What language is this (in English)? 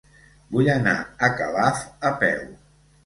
Catalan